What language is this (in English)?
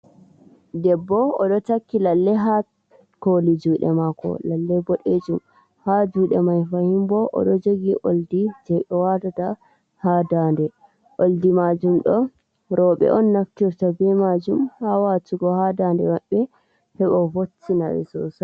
Fula